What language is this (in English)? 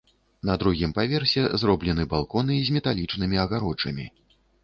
Belarusian